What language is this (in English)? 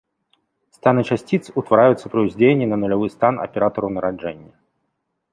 Belarusian